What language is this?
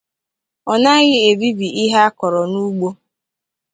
Igbo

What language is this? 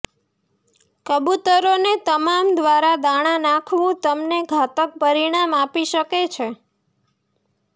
Gujarati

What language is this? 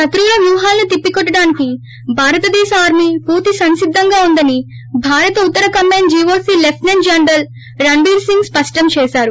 Telugu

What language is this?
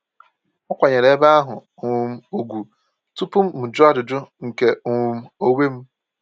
Igbo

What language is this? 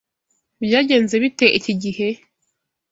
Kinyarwanda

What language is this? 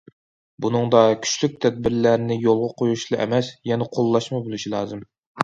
Uyghur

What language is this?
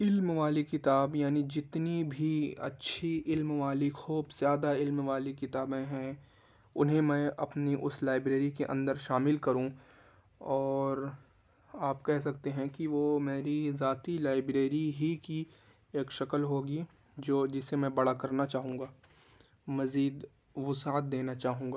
Urdu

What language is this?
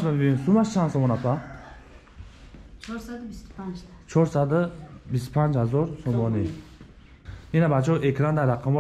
Turkish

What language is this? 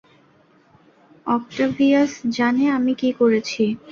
Bangla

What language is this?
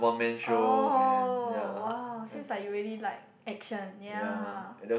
English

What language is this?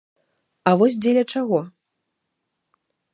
Belarusian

